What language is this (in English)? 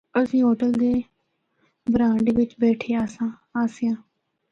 Northern Hindko